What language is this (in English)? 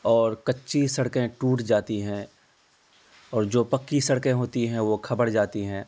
Urdu